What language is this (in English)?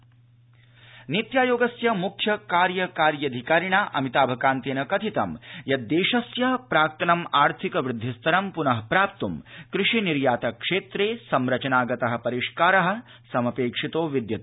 Sanskrit